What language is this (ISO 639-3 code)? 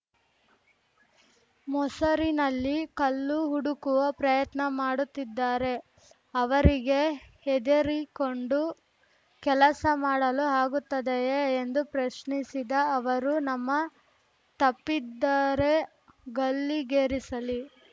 kan